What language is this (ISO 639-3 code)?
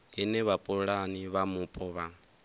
ven